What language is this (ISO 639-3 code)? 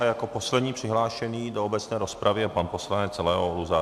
ces